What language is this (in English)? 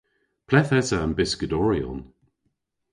Cornish